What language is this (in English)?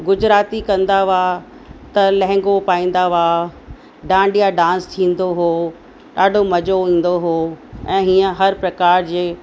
Sindhi